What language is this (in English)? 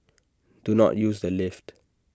English